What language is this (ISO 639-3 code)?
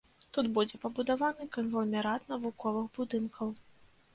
bel